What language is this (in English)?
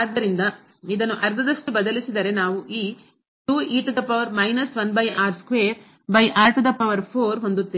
Kannada